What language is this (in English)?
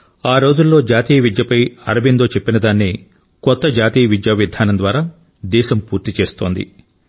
Telugu